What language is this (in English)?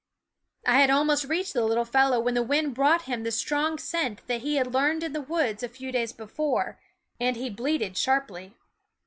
English